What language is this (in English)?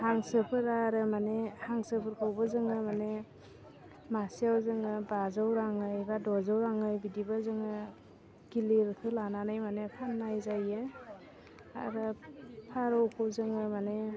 Bodo